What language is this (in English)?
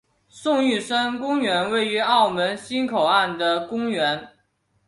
Chinese